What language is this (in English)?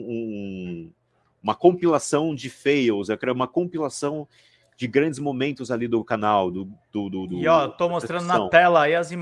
Portuguese